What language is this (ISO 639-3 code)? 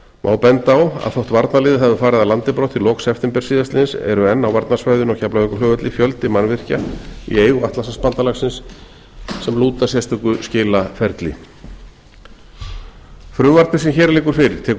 isl